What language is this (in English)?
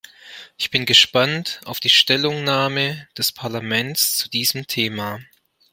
German